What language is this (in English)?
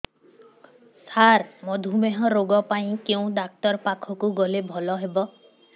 Odia